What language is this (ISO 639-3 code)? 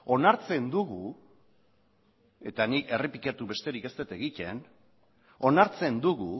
eus